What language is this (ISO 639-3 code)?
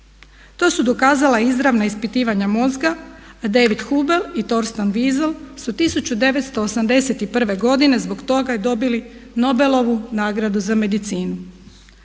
hrv